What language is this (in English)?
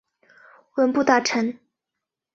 Chinese